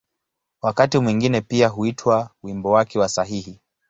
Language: Swahili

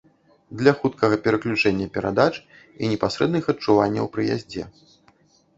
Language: Belarusian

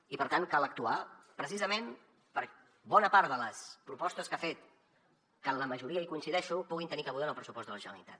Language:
Catalan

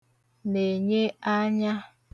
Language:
Igbo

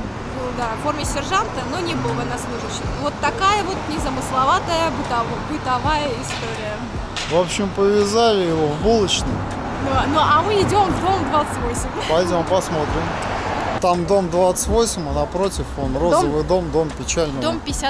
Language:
Russian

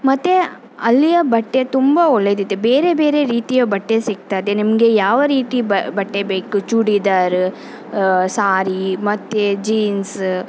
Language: Kannada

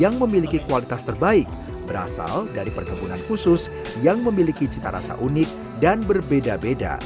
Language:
Indonesian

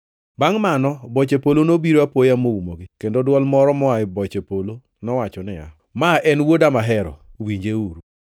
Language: Luo (Kenya and Tanzania)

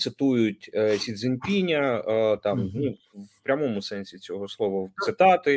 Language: Ukrainian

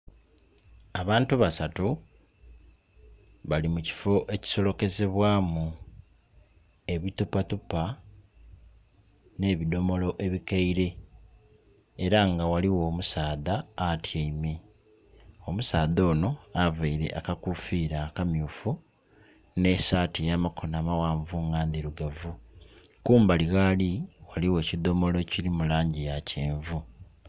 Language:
Soga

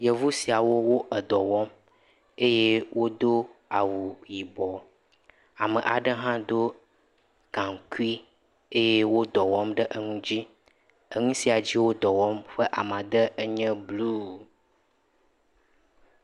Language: Ewe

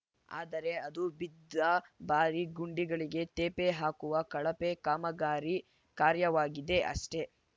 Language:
Kannada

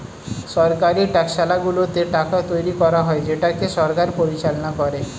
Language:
Bangla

